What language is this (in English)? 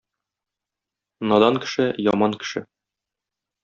Tatar